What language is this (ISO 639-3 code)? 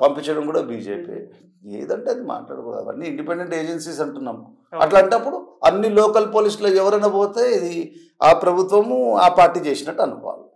tel